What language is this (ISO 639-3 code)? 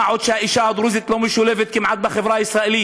heb